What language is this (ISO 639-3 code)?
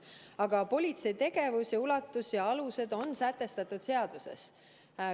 est